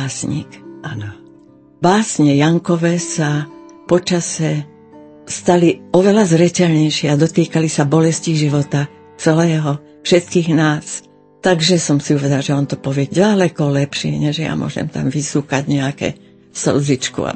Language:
Slovak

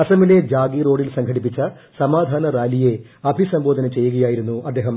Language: Malayalam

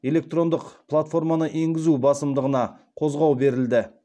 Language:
Kazakh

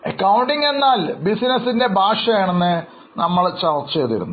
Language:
Malayalam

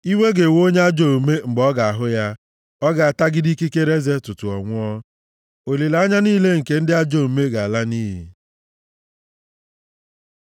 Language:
Igbo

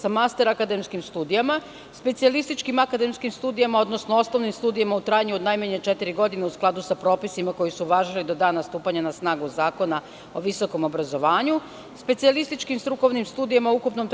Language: Serbian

